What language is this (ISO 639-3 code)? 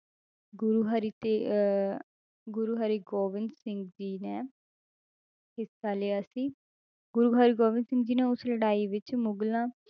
pan